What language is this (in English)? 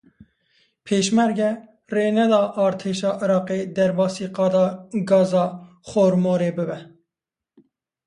Kurdish